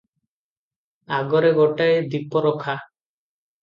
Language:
Odia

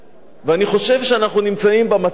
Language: Hebrew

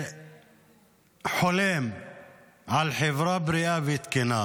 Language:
Hebrew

